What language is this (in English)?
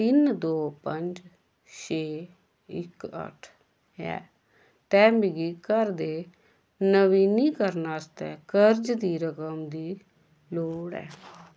Dogri